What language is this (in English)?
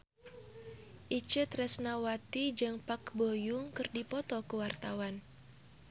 Sundanese